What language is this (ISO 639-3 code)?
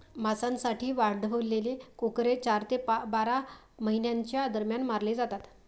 mar